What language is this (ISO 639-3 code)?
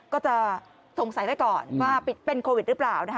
tha